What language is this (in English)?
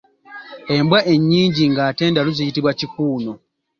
Ganda